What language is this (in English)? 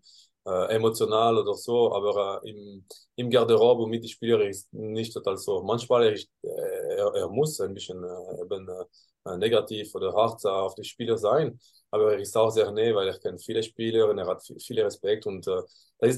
German